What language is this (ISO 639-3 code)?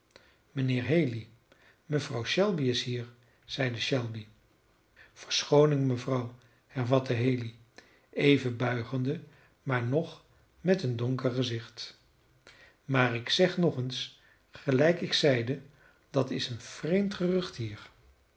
nld